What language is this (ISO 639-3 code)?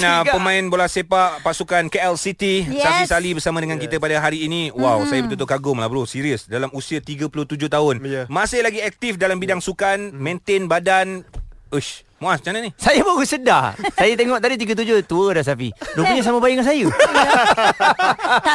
msa